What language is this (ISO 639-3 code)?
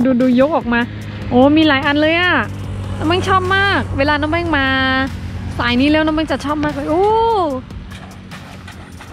tha